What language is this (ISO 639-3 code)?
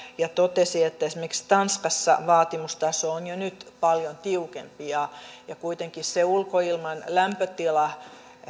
fin